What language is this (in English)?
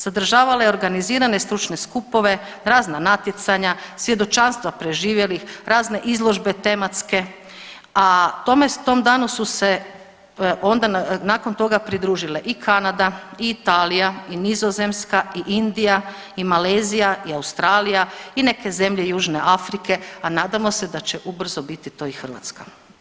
Croatian